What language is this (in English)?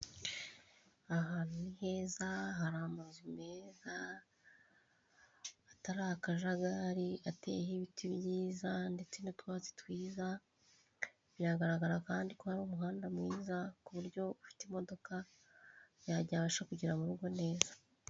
Kinyarwanda